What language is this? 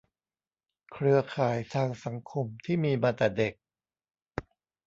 Thai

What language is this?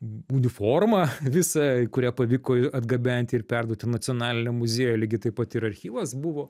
Lithuanian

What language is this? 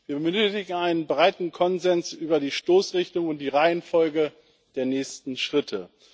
German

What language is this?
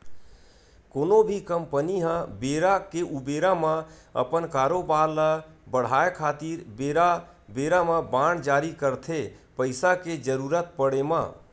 Chhattisgarhi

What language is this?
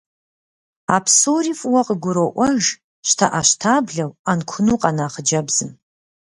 Kabardian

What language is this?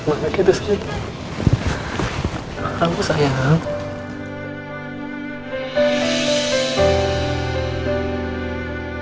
Indonesian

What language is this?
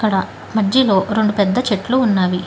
Telugu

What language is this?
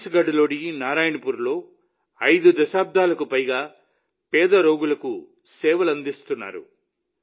Telugu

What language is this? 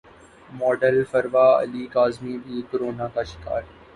Urdu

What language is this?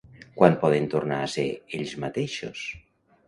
Catalan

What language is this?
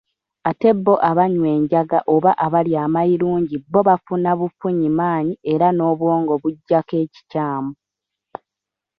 Ganda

